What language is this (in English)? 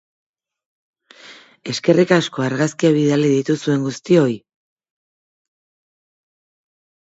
Basque